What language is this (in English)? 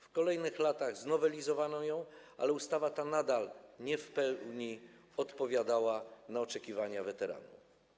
Polish